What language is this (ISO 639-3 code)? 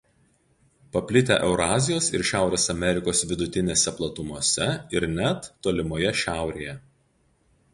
lit